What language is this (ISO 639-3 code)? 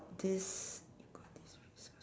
eng